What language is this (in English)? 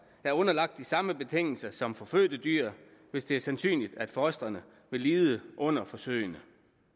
Danish